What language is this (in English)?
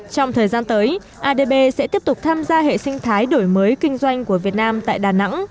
Vietnamese